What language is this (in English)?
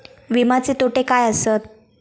Marathi